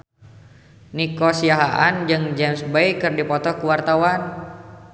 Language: Sundanese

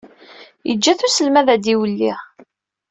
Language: Kabyle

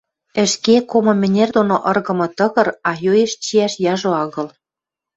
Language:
Western Mari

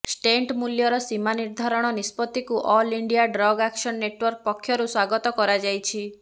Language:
Odia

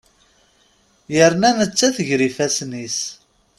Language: Kabyle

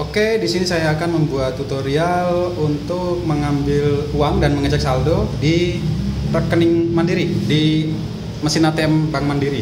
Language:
Indonesian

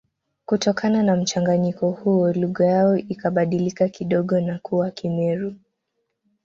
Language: Swahili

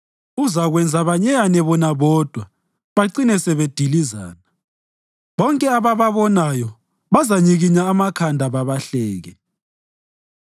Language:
North Ndebele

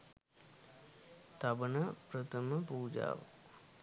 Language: Sinhala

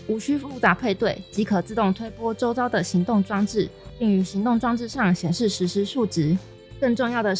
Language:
Chinese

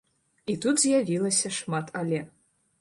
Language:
Belarusian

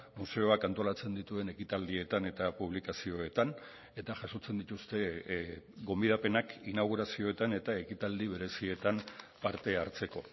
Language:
Basque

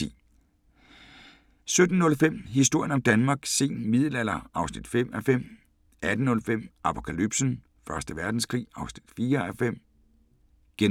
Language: Danish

